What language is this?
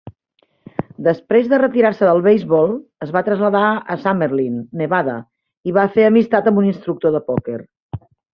Catalan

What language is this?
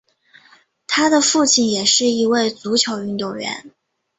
Chinese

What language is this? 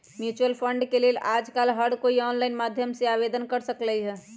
Magahi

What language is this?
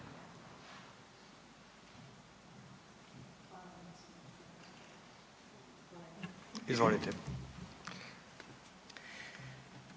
Croatian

